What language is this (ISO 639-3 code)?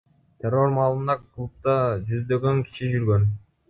kir